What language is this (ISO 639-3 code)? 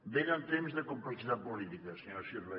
cat